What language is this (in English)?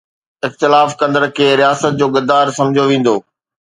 Sindhi